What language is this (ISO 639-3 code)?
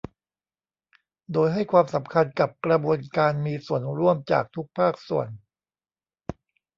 tha